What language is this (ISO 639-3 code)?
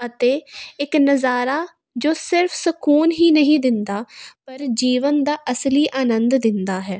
pan